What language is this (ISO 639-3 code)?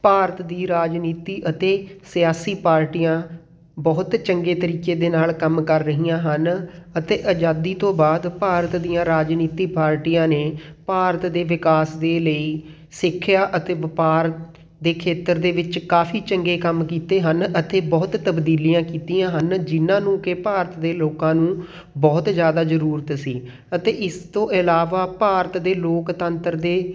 pan